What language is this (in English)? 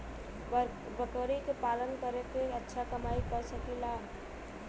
Bhojpuri